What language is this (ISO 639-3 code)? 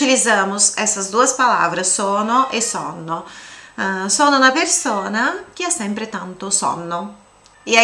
por